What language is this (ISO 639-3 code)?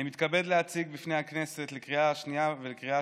heb